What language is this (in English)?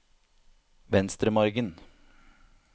Norwegian